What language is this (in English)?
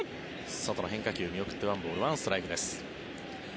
Japanese